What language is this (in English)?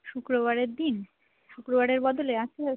Bangla